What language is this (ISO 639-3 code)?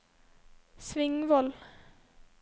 nor